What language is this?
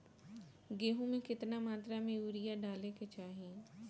Bhojpuri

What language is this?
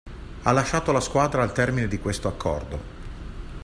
Italian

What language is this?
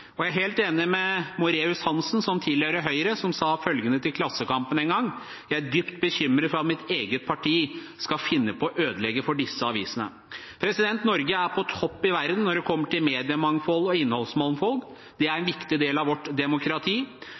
Norwegian Bokmål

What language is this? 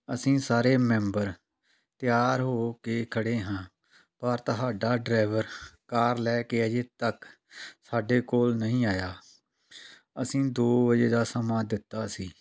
Punjabi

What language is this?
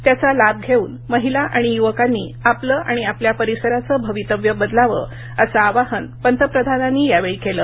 Marathi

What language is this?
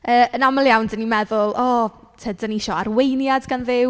Welsh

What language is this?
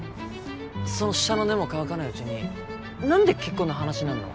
Japanese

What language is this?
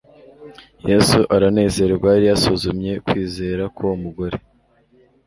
Kinyarwanda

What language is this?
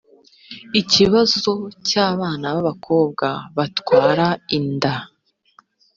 Kinyarwanda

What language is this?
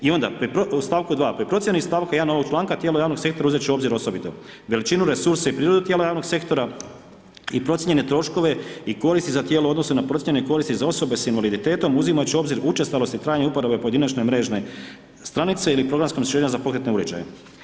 Croatian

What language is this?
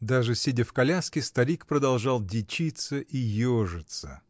Russian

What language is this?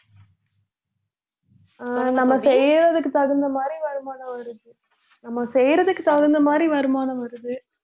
Tamil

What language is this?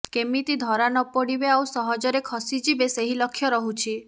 Odia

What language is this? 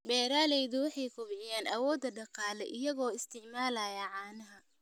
Somali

